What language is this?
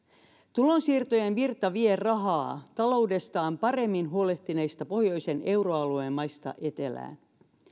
Finnish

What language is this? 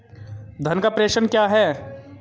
Hindi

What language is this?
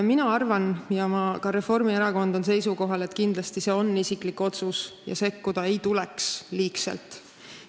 Estonian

